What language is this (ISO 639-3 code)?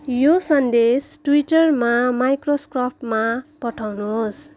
nep